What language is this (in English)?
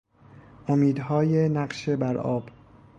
Persian